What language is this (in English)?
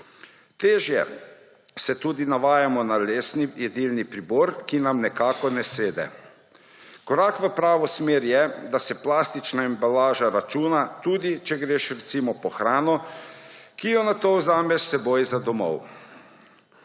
Slovenian